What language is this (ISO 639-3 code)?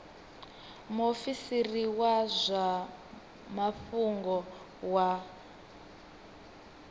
ven